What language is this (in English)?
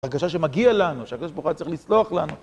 Hebrew